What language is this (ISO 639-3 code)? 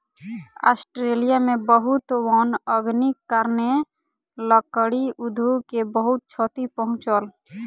mai